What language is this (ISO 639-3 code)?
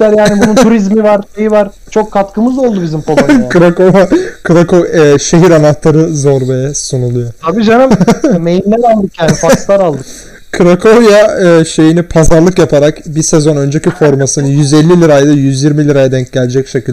tur